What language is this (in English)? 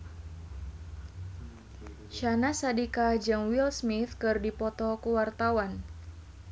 Sundanese